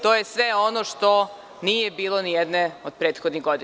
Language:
Serbian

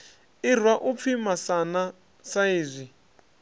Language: Venda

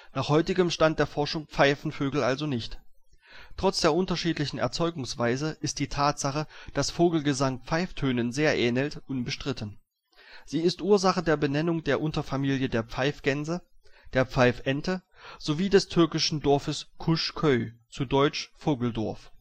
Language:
German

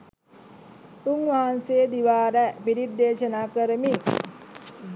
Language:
Sinhala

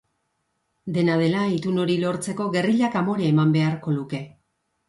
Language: Basque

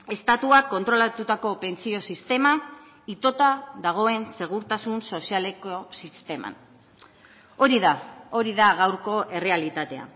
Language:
Basque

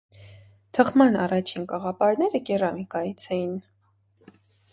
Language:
Armenian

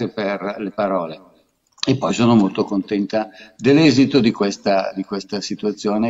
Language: Italian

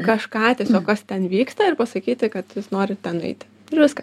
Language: Lithuanian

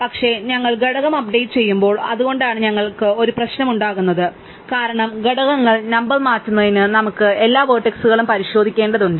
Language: Malayalam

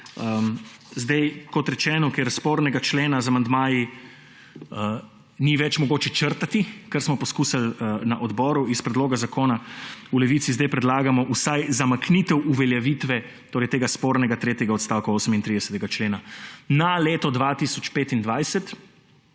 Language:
Slovenian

